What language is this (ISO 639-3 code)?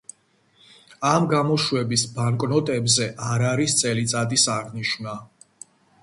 kat